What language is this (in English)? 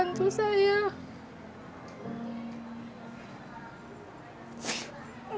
Indonesian